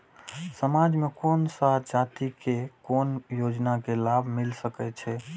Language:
Maithili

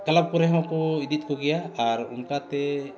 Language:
Santali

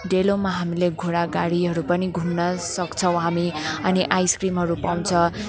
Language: Nepali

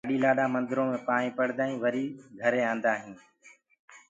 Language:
Gurgula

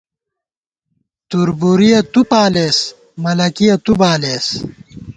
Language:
Gawar-Bati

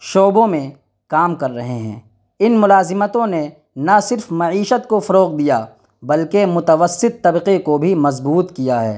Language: Urdu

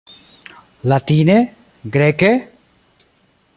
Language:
Esperanto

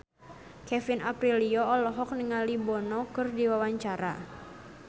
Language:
Sundanese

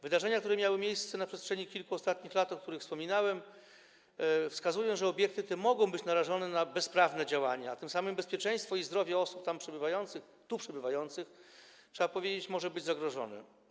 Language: Polish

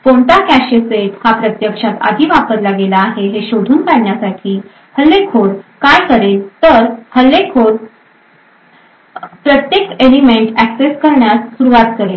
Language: Marathi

